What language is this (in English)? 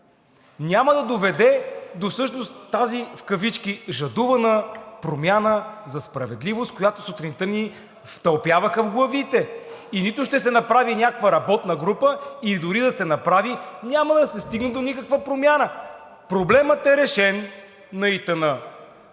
Bulgarian